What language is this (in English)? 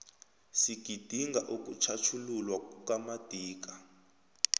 South Ndebele